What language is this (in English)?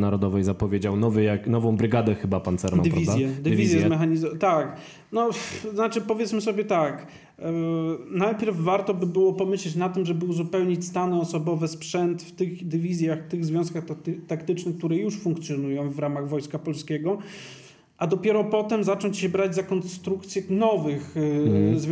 Polish